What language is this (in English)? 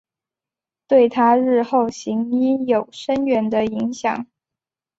Chinese